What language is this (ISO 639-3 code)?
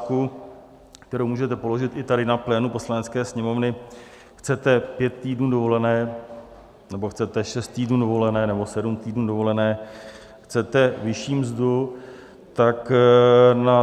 ces